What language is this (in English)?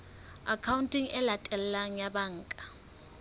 Southern Sotho